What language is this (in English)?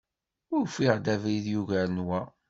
Kabyle